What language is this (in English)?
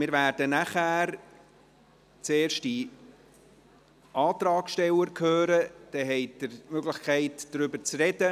Swiss German